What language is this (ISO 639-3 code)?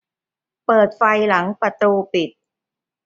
tha